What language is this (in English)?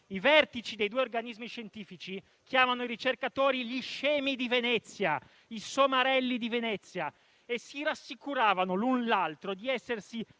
Italian